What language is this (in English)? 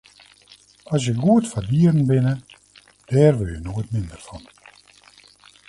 Western Frisian